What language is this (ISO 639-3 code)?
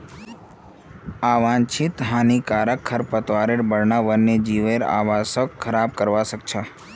mag